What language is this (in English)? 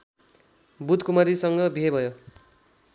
Nepali